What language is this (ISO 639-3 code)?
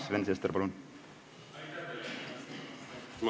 est